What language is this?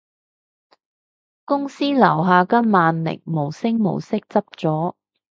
Cantonese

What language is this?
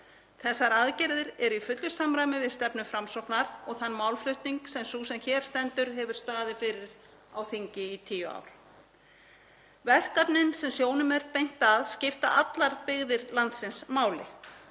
Icelandic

